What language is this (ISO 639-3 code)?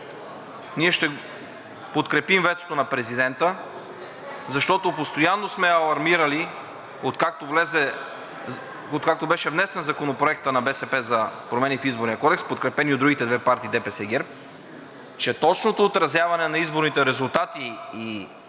bul